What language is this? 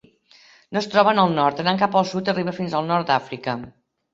Catalan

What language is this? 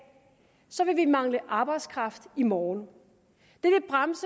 Danish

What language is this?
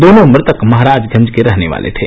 Hindi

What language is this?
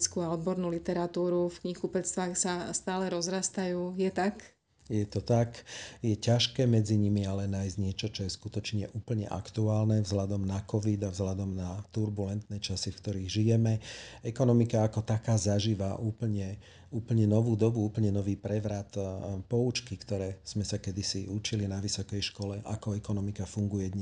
Slovak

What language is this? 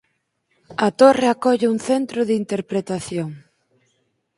Galician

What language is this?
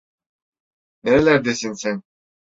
Turkish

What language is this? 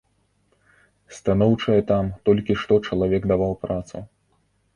Belarusian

